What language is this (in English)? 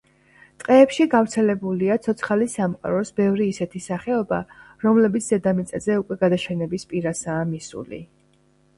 Georgian